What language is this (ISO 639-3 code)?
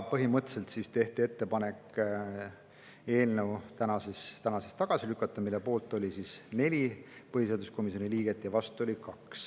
est